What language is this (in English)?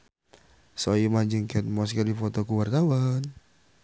Sundanese